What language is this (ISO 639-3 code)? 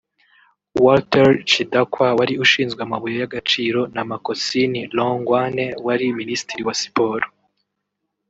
kin